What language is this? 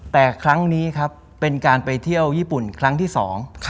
Thai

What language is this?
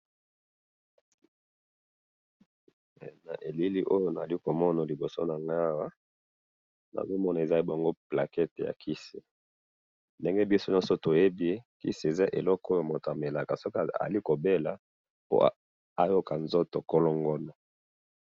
Lingala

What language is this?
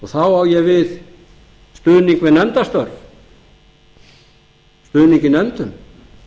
Icelandic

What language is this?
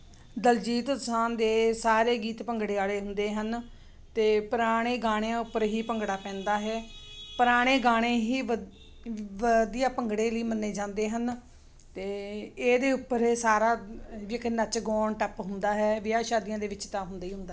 Punjabi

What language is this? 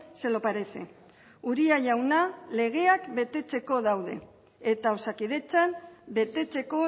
Basque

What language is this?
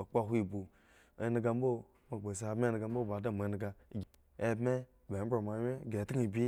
Eggon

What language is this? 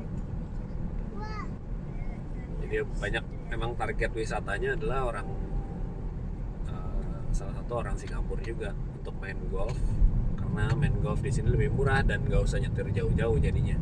Indonesian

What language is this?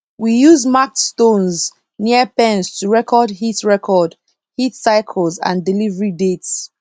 Nigerian Pidgin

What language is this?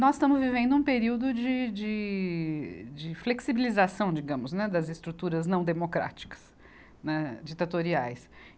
Portuguese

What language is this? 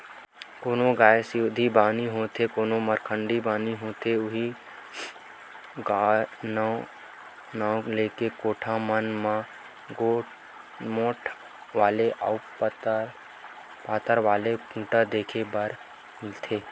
Chhattisgarhi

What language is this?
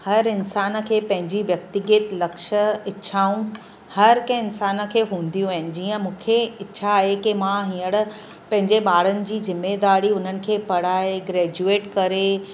Sindhi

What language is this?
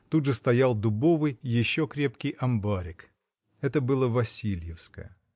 Russian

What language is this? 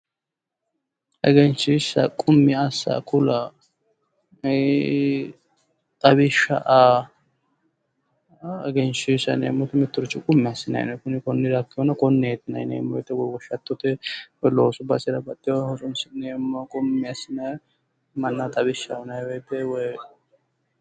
Sidamo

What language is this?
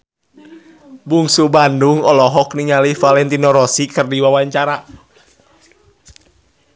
Sundanese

